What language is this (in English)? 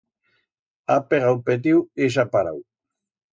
Aragonese